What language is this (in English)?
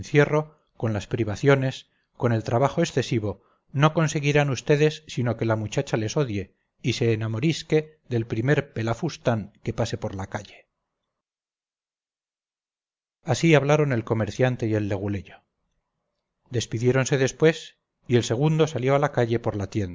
Spanish